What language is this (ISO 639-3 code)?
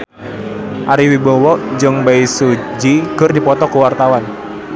sun